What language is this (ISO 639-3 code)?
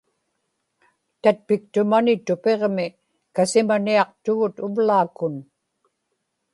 ipk